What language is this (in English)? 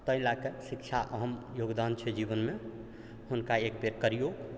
Maithili